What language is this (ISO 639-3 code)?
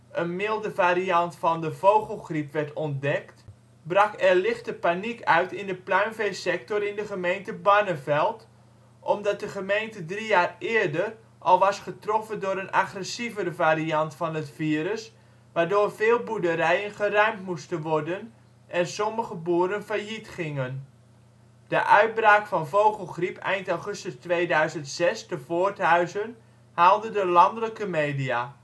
nld